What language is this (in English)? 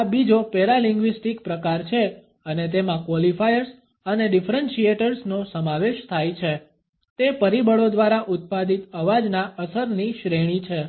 Gujarati